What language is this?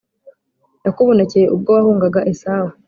Kinyarwanda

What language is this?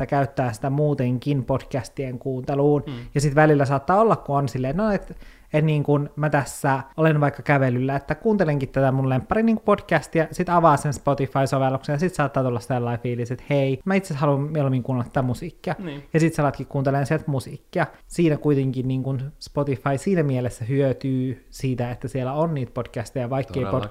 Finnish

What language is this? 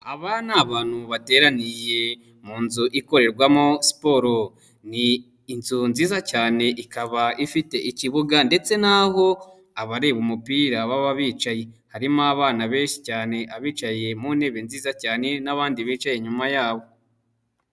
Kinyarwanda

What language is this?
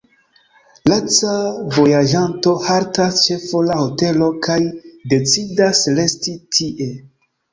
Esperanto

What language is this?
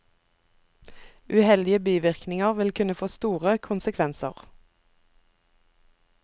Norwegian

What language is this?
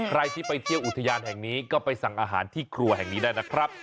Thai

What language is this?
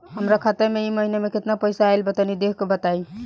Bhojpuri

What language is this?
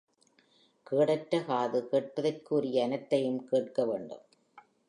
Tamil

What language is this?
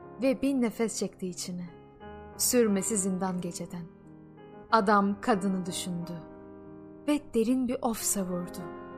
Turkish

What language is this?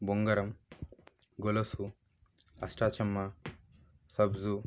Telugu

